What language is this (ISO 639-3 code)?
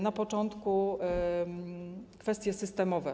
pol